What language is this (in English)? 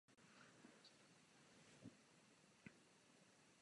Czech